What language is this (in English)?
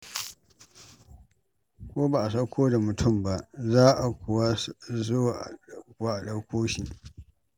Hausa